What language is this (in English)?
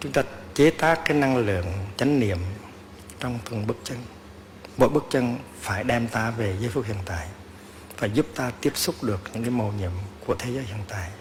Vietnamese